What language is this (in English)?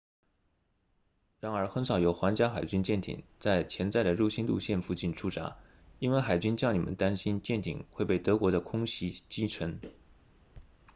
Chinese